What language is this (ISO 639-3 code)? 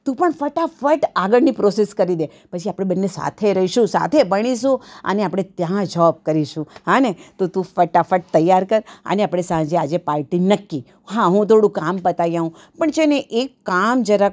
guj